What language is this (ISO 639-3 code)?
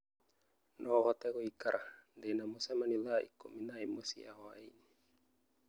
kik